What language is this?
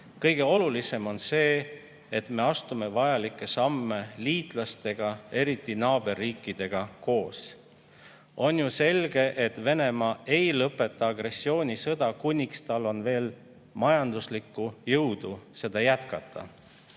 Estonian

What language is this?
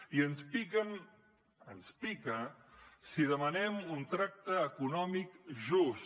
Catalan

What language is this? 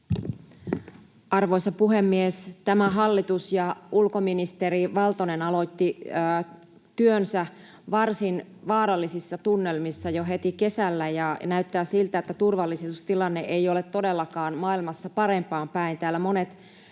Finnish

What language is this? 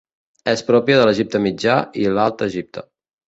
Catalan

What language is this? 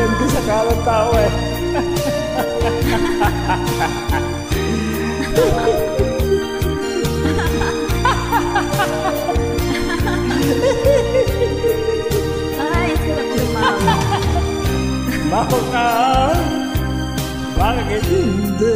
Spanish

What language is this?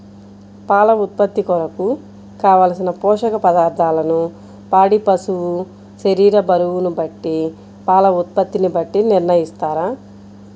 Telugu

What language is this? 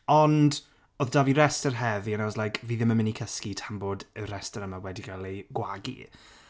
Welsh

